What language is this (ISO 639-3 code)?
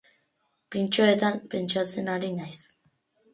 eus